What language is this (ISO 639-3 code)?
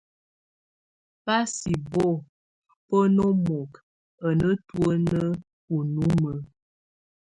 tvu